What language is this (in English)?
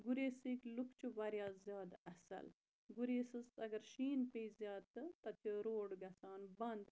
Kashmiri